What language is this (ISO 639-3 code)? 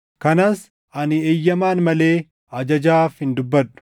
orm